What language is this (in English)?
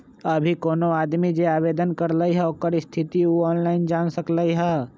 Magahi